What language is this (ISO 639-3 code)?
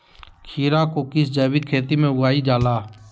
mag